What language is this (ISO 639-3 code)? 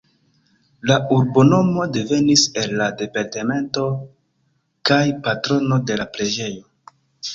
epo